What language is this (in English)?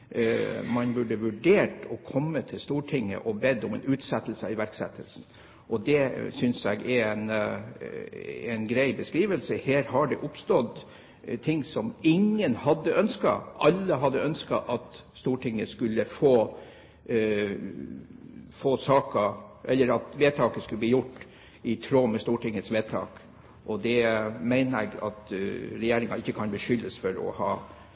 Norwegian Bokmål